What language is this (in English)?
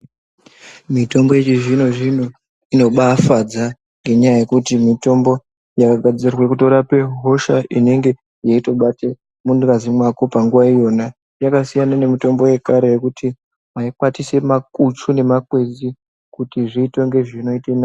Ndau